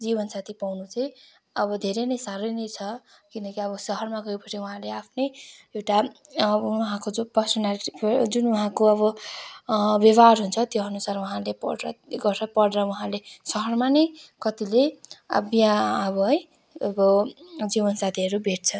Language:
Nepali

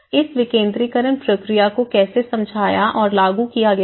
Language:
Hindi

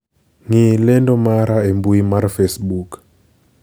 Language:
Luo (Kenya and Tanzania)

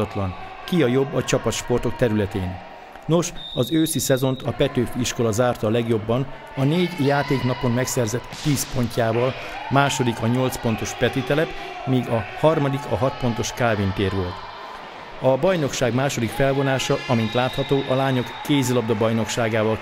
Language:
Hungarian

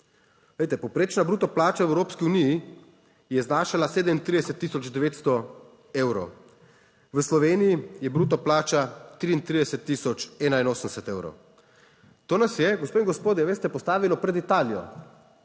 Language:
Slovenian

